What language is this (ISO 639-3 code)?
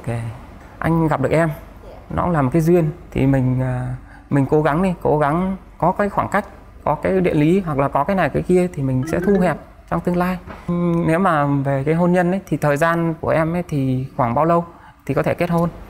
vie